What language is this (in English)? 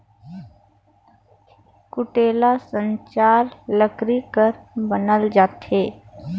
Chhattisgarhi